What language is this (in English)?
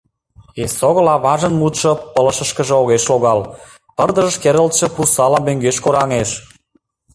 Mari